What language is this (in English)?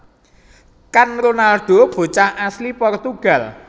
Javanese